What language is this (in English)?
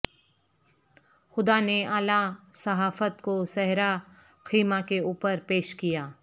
Urdu